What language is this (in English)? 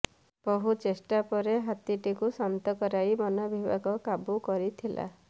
Odia